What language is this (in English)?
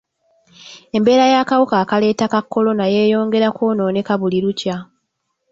Ganda